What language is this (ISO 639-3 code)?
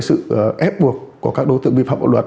vie